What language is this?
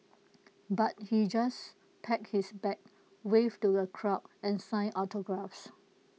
English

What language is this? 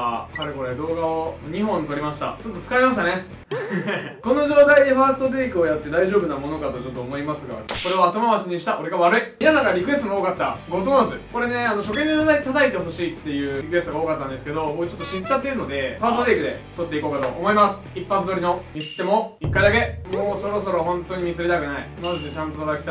Japanese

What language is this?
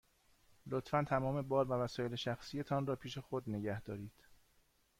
Persian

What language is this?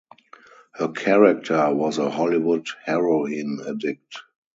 English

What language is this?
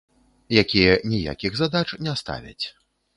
Belarusian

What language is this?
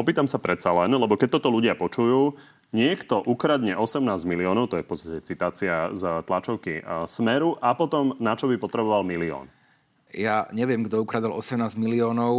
Slovak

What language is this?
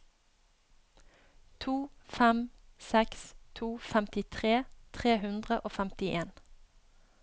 Norwegian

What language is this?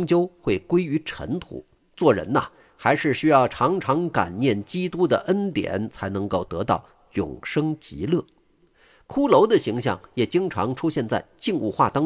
Chinese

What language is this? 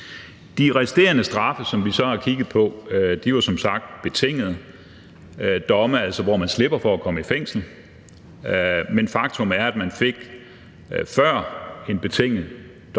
Danish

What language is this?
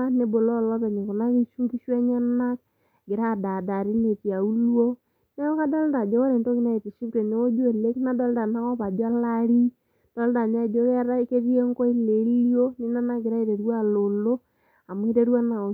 Masai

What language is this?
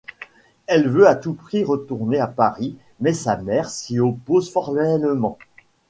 French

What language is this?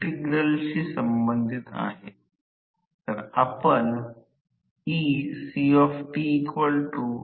Marathi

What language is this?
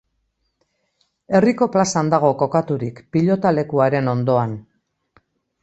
Basque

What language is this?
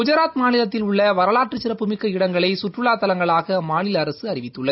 Tamil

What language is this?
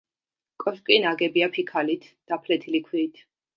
Georgian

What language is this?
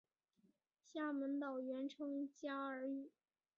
Chinese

